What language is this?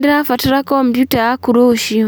Kikuyu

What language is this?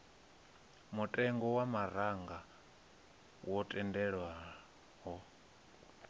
Venda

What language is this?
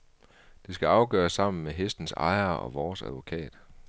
Danish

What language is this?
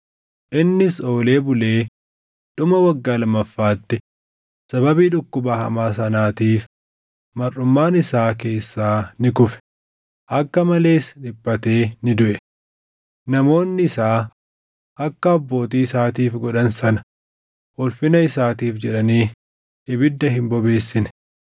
Oromo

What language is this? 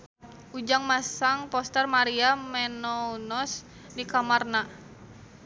Sundanese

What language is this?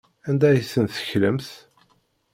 Kabyle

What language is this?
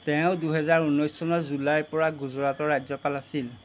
Assamese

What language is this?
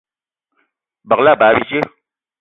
Eton (Cameroon)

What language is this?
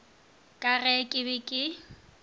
Northern Sotho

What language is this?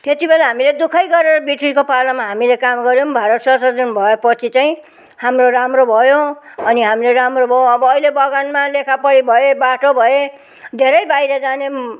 Nepali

